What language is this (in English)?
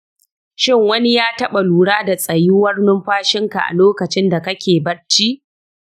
Hausa